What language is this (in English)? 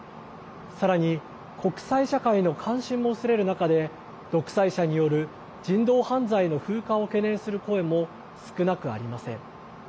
Japanese